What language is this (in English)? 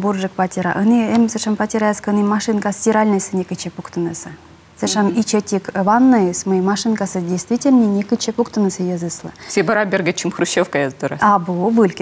Russian